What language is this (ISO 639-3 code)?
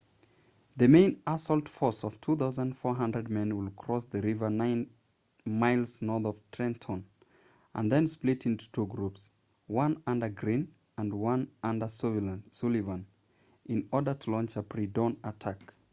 eng